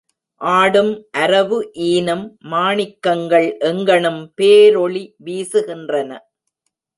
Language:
Tamil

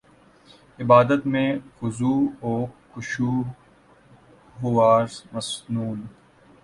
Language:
Urdu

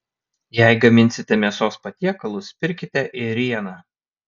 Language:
Lithuanian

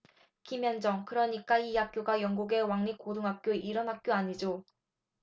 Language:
Korean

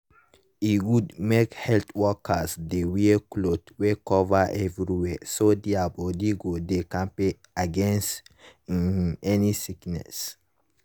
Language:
Nigerian Pidgin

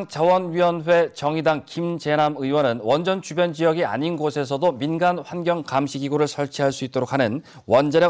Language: Korean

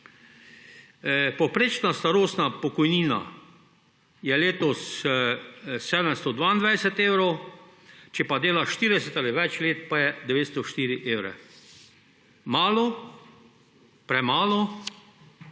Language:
Slovenian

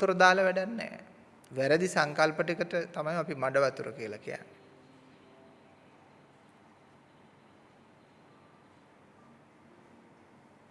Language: Sinhala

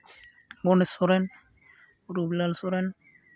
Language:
Santali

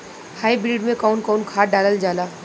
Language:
Bhojpuri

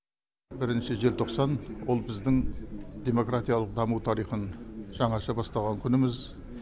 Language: Kazakh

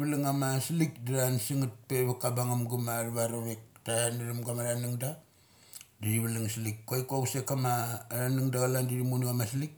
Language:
Mali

